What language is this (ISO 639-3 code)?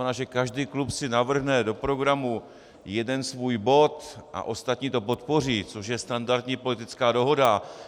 ces